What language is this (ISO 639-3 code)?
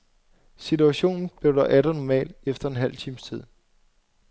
dan